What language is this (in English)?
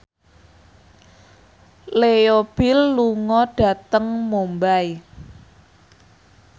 Javanese